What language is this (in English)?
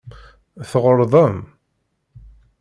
Kabyle